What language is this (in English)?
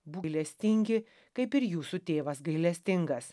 Lithuanian